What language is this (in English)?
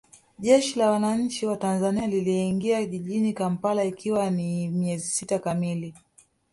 Swahili